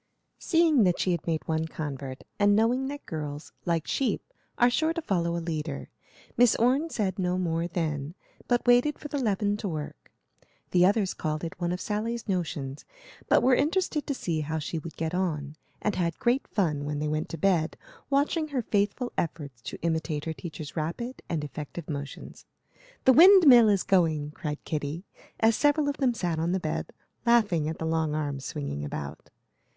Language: English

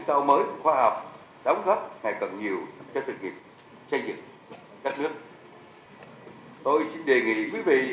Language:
Vietnamese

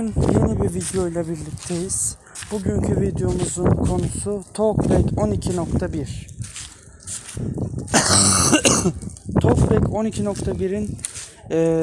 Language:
Turkish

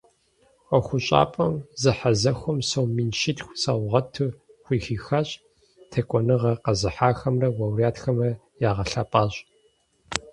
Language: Kabardian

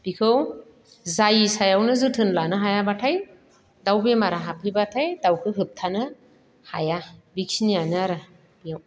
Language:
Bodo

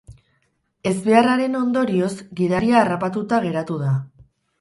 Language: Basque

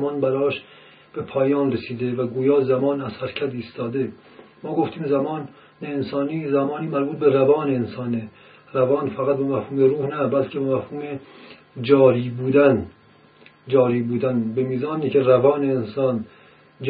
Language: Persian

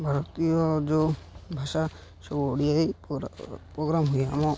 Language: Odia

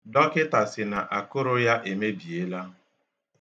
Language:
Igbo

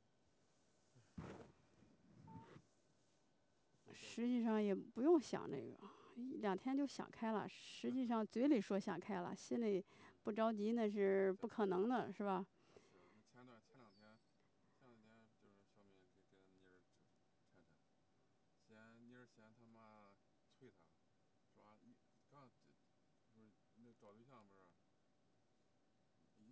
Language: Chinese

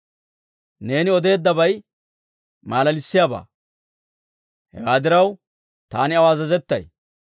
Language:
Dawro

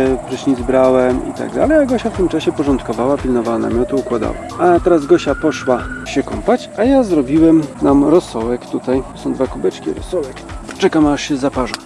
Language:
Polish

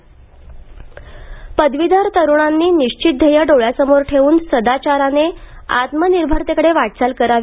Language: Marathi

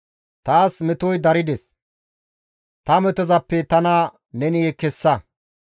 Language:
Gamo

